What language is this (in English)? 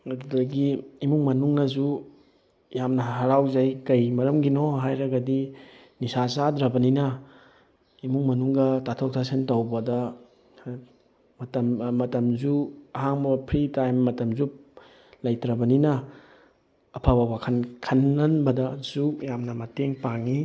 Manipuri